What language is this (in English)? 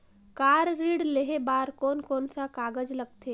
Chhattisgarhi